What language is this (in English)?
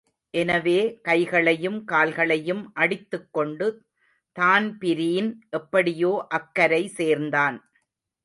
Tamil